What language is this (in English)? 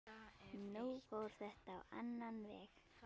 Icelandic